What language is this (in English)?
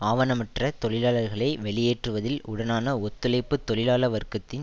Tamil